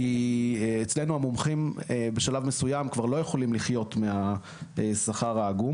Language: Hebrew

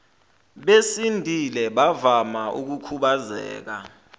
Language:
Zulu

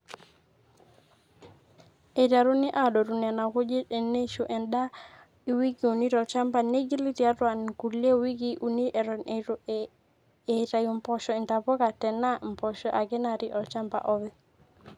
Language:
Masai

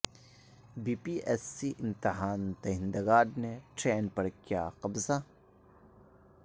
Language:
Urdu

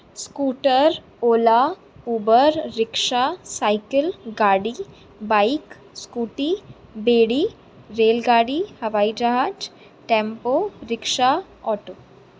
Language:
Sindhi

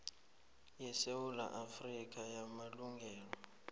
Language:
South Ndebele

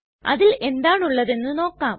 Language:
Malayalam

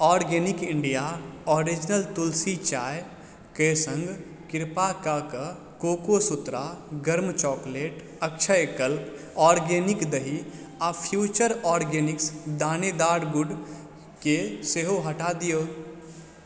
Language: Maithili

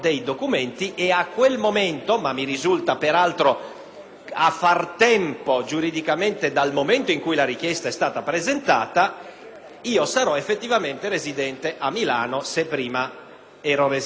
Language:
Italian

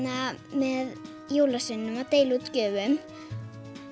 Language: Icelandic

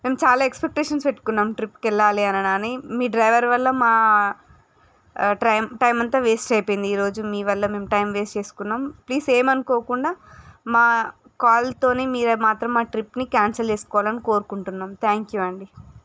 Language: Telugu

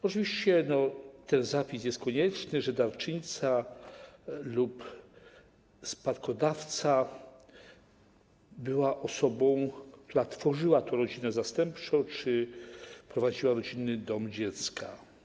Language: Polish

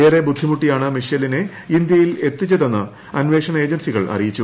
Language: Malayalam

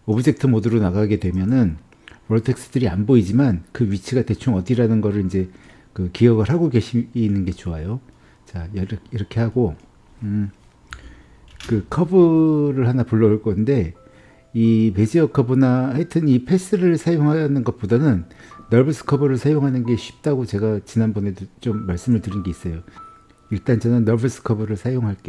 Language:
Korean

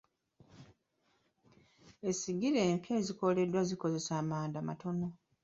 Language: Ganda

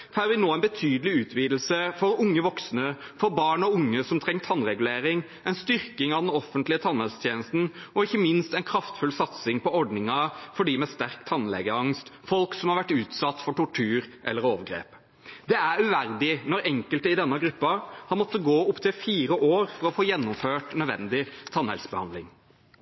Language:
Norwegian Bokmål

